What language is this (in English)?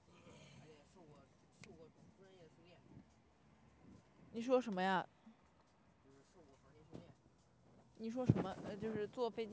Chinese